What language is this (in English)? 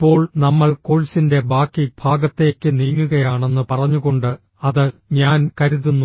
Malayalam